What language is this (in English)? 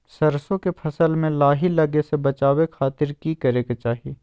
Magahi